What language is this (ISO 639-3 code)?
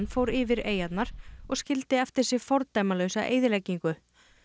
isl